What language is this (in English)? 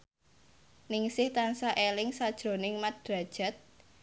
Javanese